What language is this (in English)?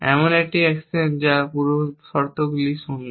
Bangla